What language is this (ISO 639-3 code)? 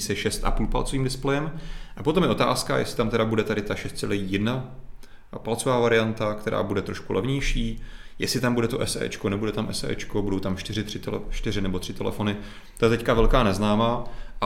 ces